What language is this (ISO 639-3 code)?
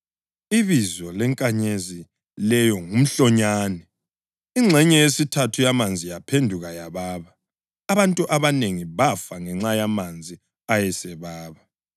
nde